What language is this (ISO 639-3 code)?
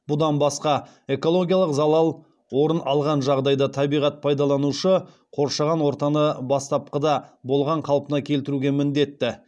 kaz